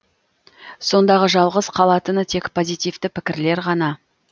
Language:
Kazakh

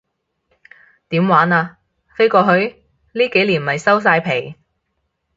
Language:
Cantonese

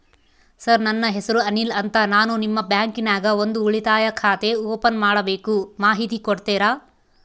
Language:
Kannada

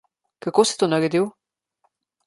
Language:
Slovenian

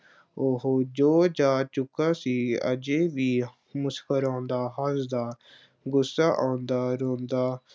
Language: Punjabi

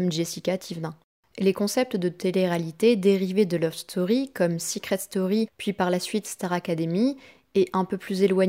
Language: French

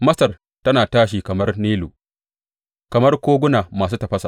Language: Hausa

